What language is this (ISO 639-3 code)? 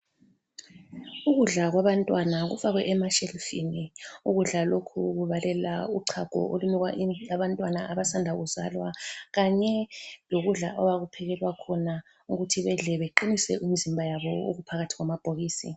nde